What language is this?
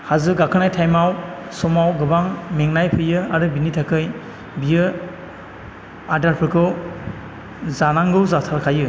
Bodo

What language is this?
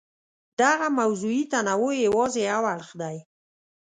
Pashto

